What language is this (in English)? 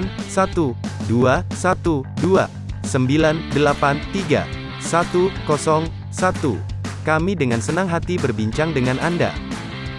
Indonesian